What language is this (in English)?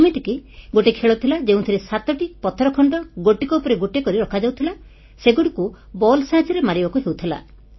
Odia